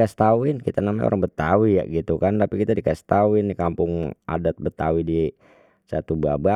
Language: Betawi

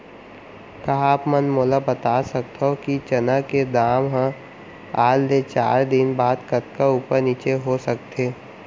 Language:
Chhattisgarhi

